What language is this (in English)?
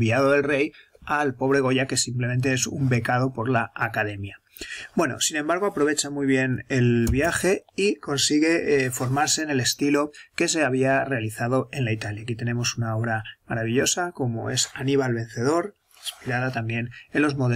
Spanish